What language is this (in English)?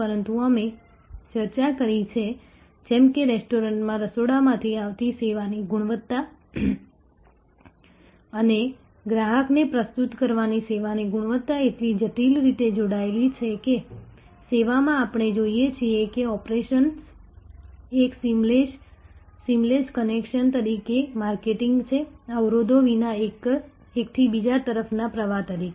Gujarati